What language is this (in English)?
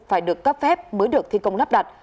Vietnamese